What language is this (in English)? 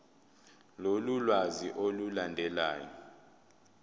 Zulu